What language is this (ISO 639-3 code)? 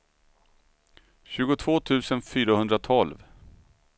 swe